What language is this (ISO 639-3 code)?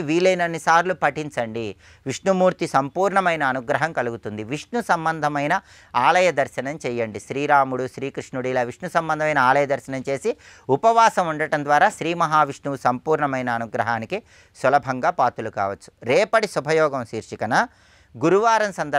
tel